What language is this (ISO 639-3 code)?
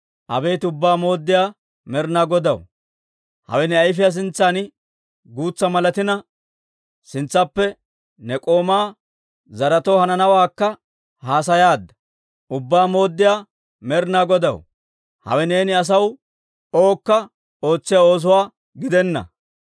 dwr